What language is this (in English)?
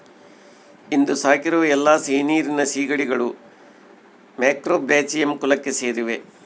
Kannada